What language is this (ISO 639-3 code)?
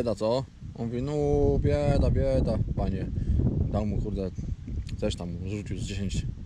pol